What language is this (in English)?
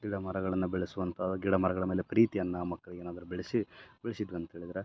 Kannada